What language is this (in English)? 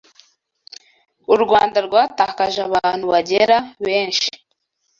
Kinyarwanda